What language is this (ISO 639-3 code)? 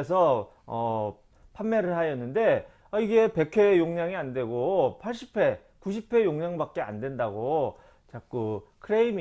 kor